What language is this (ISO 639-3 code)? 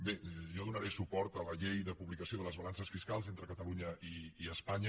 cat